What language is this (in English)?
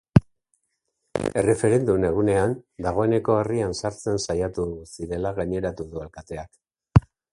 Basque